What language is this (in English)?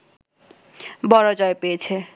Bangla